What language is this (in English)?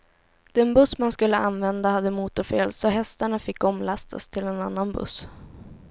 Swedish